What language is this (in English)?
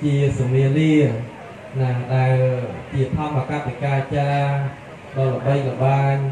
Thai